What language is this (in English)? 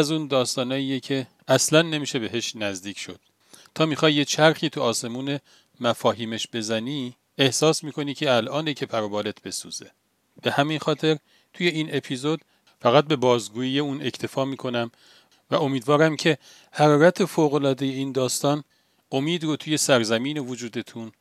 Persian